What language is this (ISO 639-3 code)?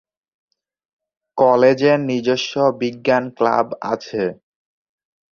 ben